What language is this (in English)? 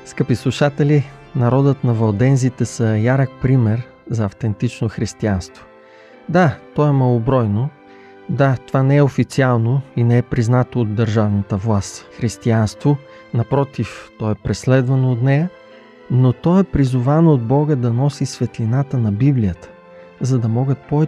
Bulgarian